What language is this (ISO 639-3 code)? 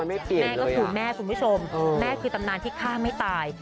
tha